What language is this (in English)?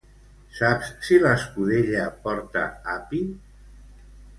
Catalan